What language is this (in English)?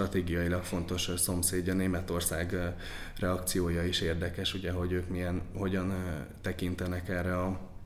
Hungarian